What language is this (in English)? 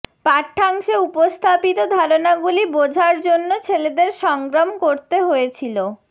Bangla